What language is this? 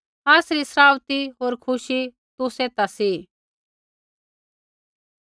Kullu Pahari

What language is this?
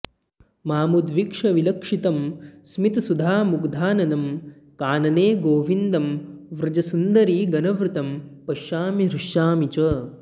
Sanskrit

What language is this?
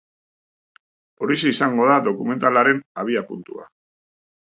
Basque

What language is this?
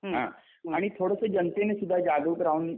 Marathi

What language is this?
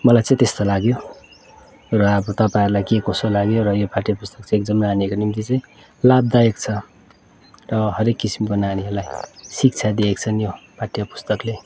Nepali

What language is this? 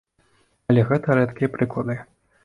Belarusian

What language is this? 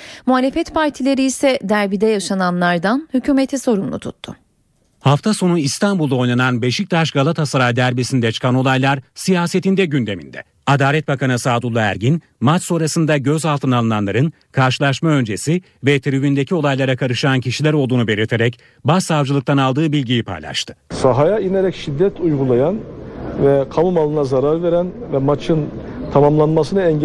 Turkish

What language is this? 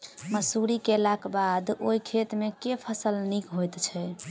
Maithili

